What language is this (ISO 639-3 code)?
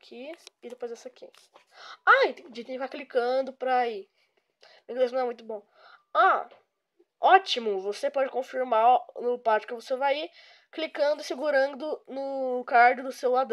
por